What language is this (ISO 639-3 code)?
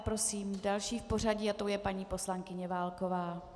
ces